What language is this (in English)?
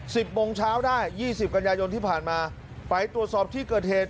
Thai